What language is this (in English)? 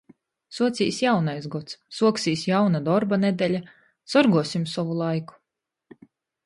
Latgalian